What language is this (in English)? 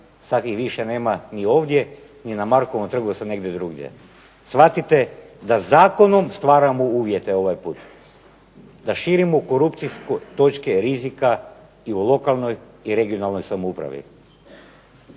Croatian